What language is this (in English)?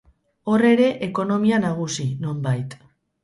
Basque